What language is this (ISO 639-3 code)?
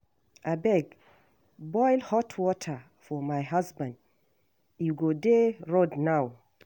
pcm